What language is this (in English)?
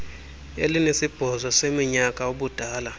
Xhosa